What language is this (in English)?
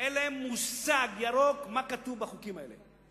Hebrew